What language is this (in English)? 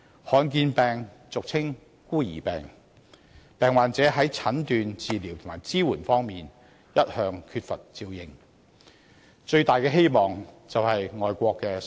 Cantonese